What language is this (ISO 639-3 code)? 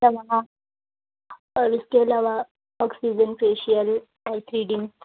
urd